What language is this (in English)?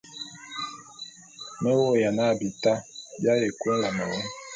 Bulu